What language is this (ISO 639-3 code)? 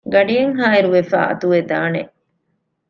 div